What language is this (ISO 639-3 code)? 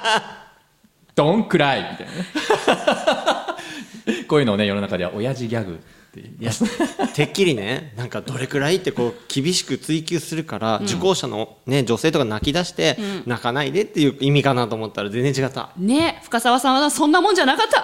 jpn